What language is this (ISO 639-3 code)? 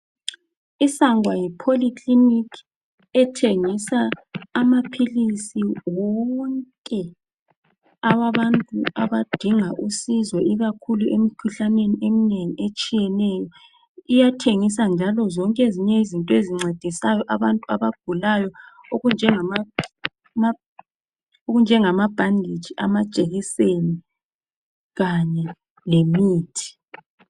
nde